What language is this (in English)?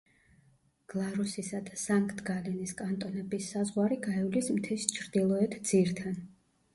Georgian